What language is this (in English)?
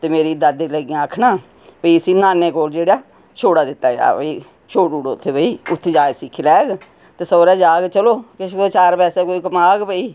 Dogri